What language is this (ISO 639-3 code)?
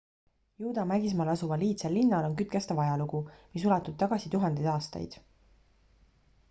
est